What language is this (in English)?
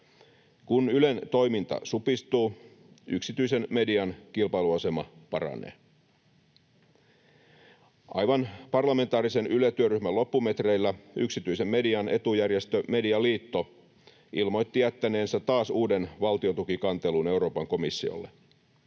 Finnish